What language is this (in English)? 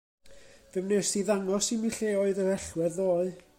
Welsh